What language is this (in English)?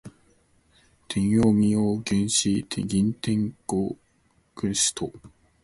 Cantonese